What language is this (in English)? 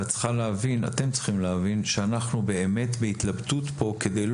Hebrew